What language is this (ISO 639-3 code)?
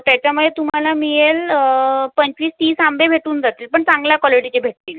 mar